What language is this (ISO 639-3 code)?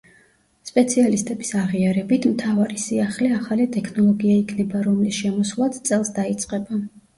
kat